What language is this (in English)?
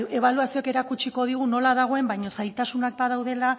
Basque